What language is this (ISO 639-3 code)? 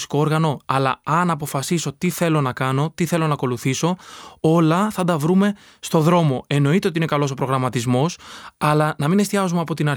ell